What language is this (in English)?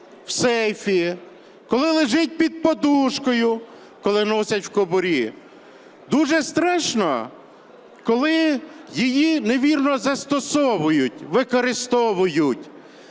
Ukrainian